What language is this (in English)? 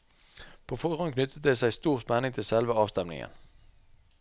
Norwegian